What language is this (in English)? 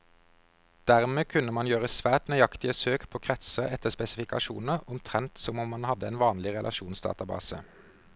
Norwegian